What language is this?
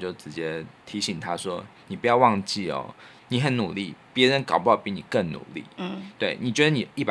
Chinese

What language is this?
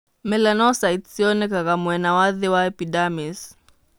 Kikuyu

